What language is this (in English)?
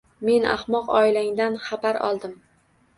Uzbek